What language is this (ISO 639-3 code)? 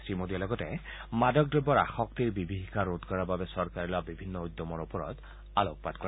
asm